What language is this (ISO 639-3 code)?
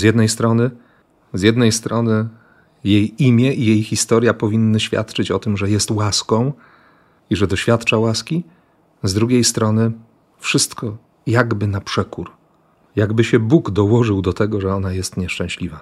pol